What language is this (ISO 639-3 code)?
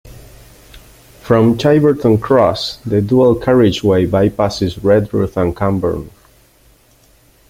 eng